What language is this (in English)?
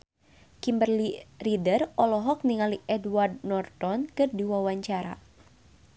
Sundanese